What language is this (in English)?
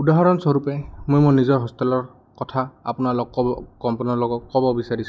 Assamese